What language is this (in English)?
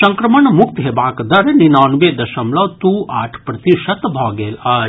Maithili